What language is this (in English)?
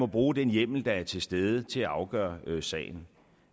Danish